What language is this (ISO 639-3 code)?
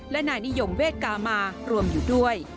tha